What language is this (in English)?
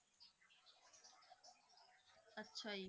Punjabi